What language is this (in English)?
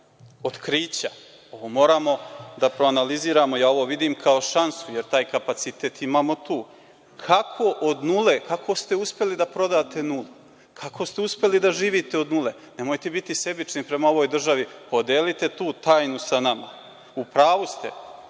Serbian